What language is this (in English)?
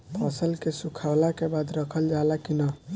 Bhojpuri